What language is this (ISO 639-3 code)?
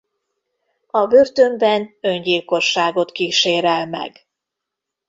hun